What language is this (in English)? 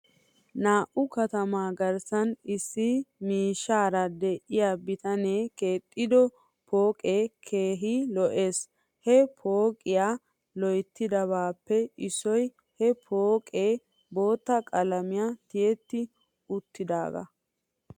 Wolaytta